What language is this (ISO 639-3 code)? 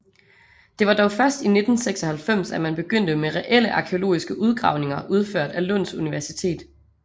dan